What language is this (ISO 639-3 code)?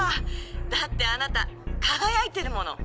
jpn